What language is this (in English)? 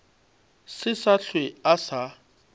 Northern Sotho